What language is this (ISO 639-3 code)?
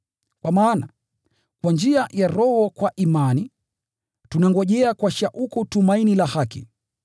swa